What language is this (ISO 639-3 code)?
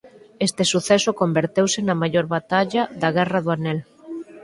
glg